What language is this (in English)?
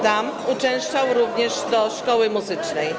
Polish